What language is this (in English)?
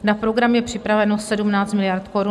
Czech